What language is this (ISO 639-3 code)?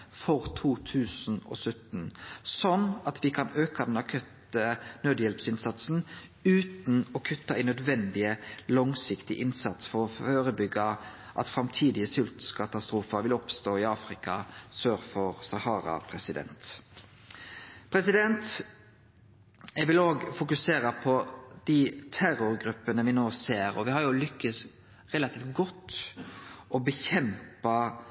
nno